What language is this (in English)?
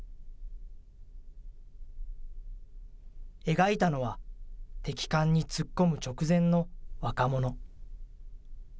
Japanese